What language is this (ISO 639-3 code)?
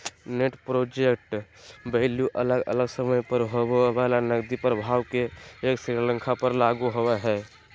mag